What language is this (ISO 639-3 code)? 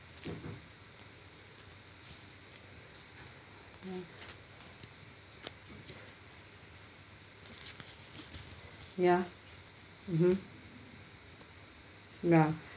eng